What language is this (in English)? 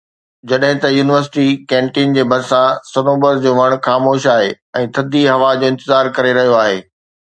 Sindhi